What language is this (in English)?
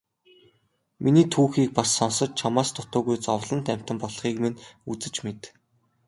Mongolian